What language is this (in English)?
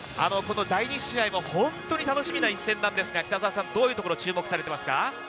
Japanese